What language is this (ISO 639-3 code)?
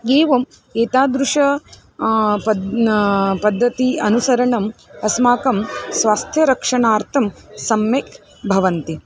san